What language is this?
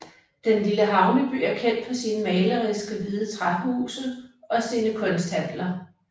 Danish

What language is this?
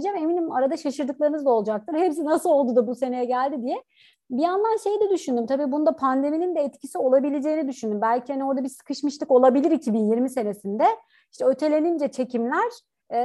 Turkish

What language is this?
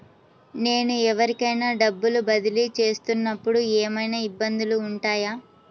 Telugu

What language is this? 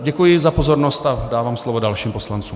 Czech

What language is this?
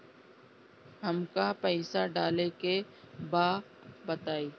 Bhojpuri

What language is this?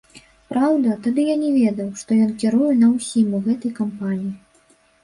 Belarusian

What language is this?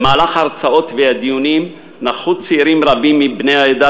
Hebrew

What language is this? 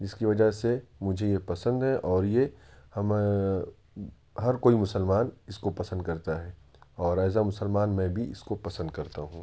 Urdu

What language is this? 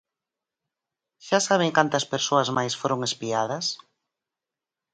Galician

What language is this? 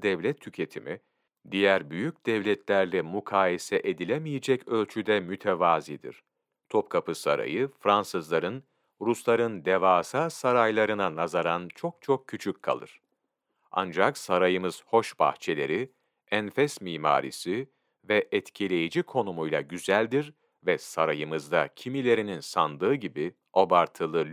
Turkish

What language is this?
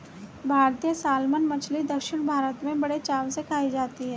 Hindi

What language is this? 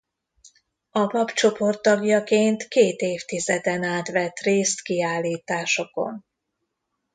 Hungarian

